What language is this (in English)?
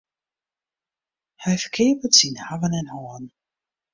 Western Frisian